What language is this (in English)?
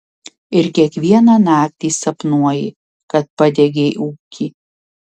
Lithuanian